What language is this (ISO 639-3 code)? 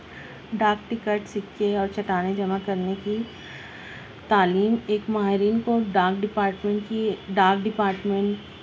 urd